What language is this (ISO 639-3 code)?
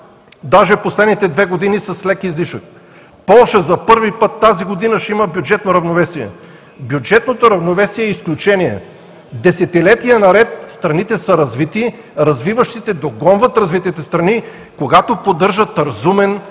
bul